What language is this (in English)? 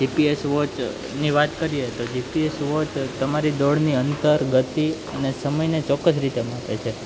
Gujarati